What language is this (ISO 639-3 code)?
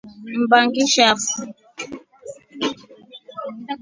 rof